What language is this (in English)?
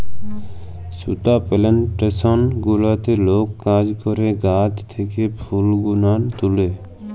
Bangla